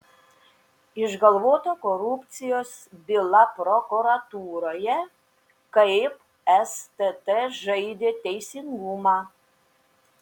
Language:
Lithuanian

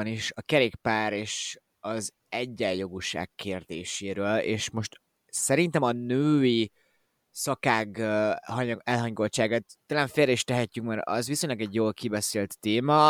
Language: Hungarian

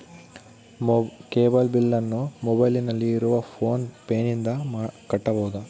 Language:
Kannada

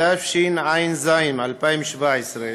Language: Hebrew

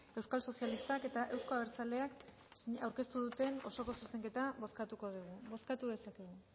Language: Basque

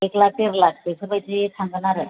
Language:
Bodo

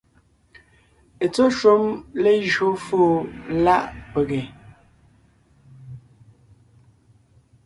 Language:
Ngiemboon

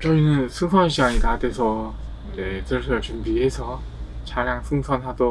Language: Korean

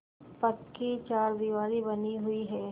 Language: Hindi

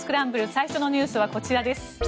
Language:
Japanese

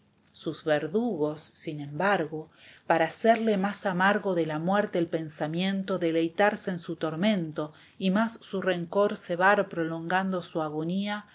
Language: Spanish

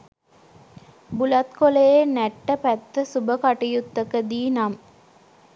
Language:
Sinhala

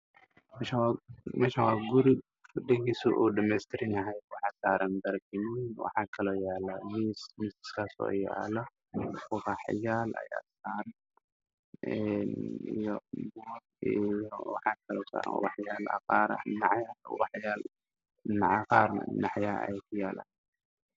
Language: Somali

